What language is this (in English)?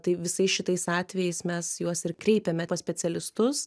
Lithuanian